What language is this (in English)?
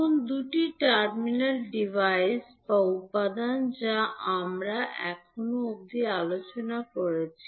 Bangla